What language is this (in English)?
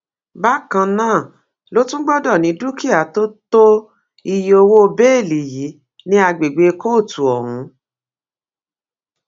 Yoruba